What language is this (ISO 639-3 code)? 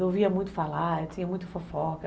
por